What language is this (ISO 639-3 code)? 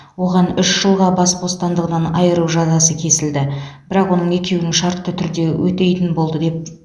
kaz